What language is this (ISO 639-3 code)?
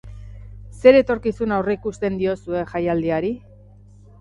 eus